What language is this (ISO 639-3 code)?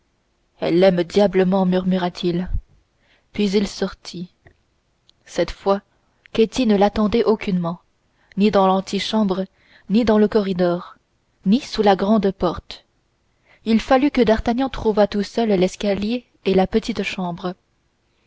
fra